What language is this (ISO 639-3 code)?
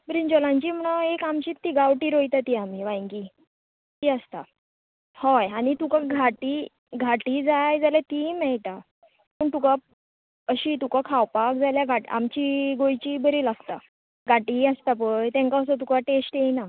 kok